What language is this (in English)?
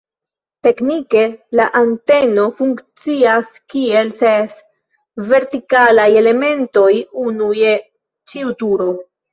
Esperanto